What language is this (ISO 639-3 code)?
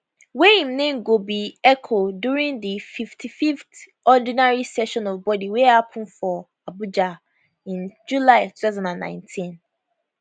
pcm